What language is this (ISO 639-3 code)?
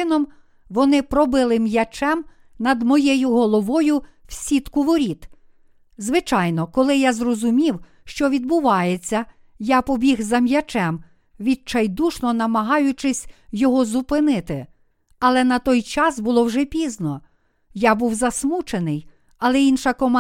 ukr